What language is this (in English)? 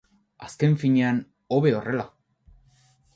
Basque